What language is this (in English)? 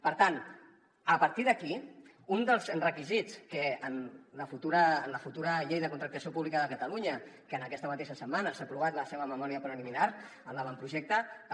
Catalan